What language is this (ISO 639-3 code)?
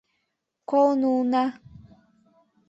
chm